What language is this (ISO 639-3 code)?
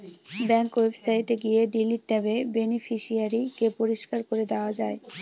ben